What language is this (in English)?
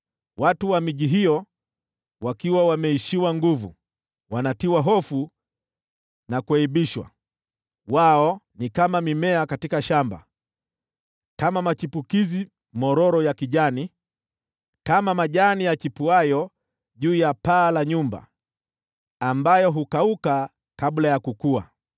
Swahili